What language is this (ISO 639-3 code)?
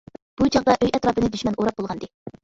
uig